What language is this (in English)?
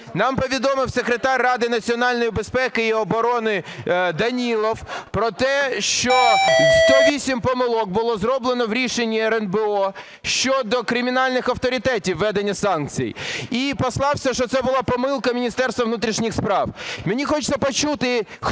Ukrainian